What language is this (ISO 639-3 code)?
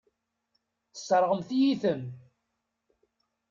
kab